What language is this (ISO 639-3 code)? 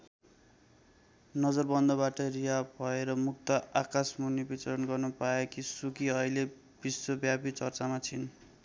nep